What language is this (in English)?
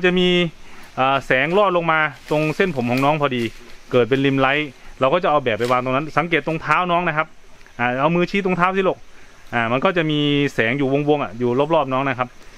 Thai